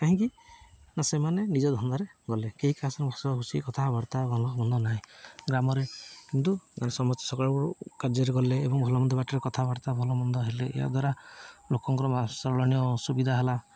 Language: Odia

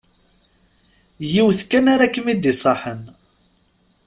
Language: Kabyle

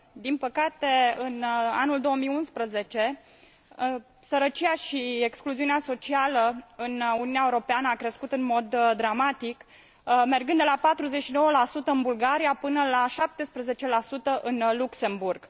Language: Romanian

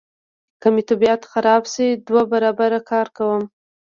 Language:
Pashto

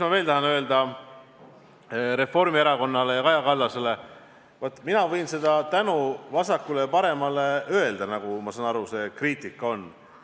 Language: Estonian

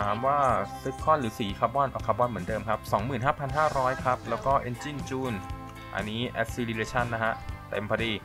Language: Thai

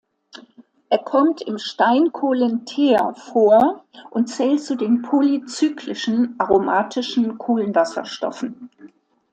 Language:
German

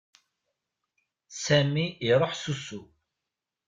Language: Kabyle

